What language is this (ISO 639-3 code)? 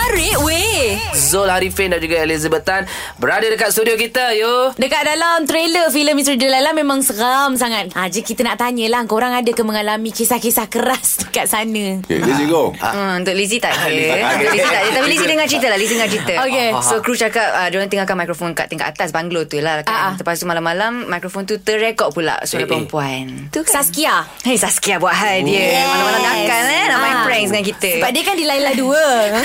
msa